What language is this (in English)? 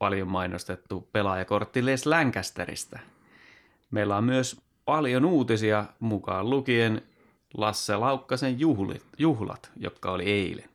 Finnish